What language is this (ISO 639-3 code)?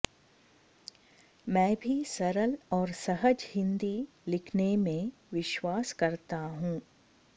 san